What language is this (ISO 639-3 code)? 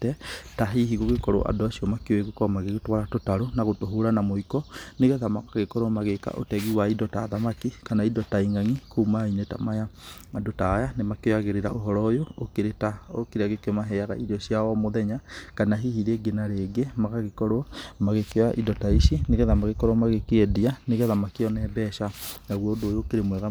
kik